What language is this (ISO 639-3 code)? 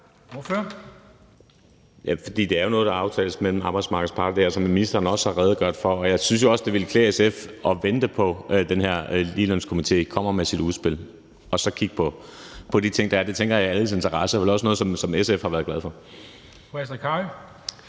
dan